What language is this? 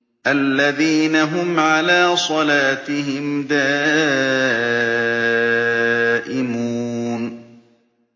Arabic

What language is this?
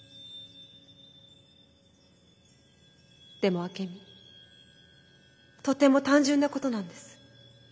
Japanese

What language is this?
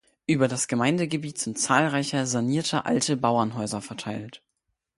German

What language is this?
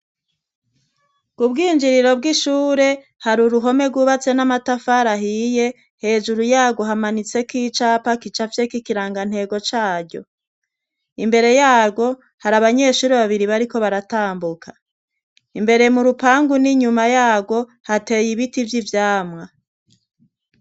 Rundi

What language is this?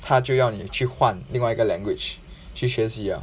English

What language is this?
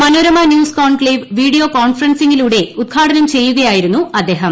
Malayalam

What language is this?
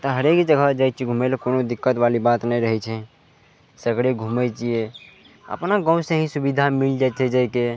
Maithili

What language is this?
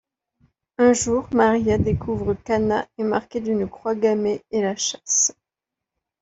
French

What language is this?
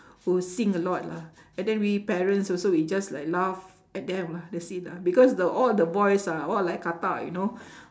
English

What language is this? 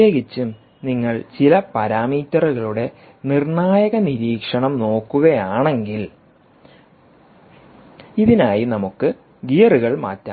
Malayalam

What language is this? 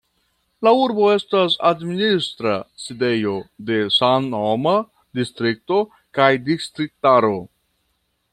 Esperanto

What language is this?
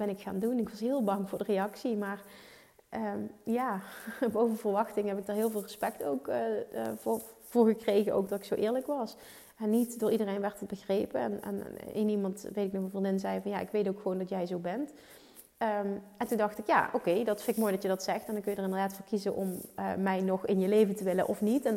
Dutch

